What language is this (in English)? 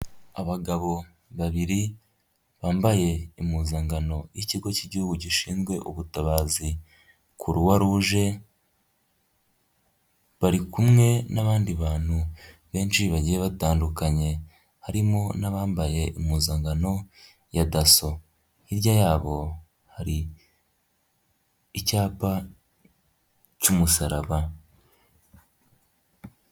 Kinyarwanda